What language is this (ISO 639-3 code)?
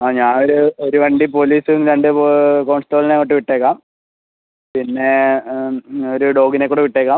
mal